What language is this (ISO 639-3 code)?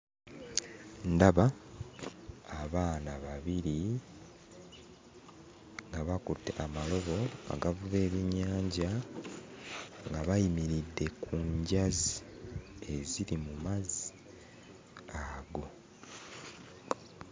lug